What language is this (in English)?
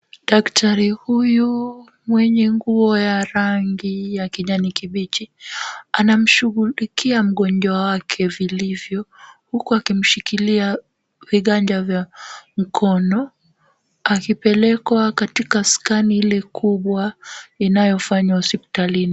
Swahili